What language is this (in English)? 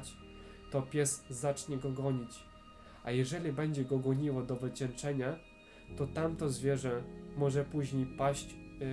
Polish